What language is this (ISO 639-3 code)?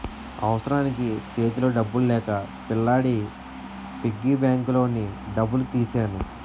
tel